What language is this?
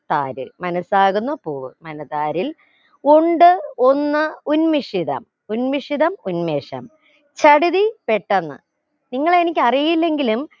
Malayalam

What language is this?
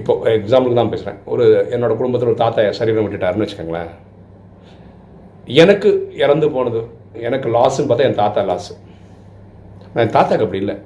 Tamil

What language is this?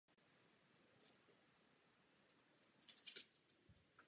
Czech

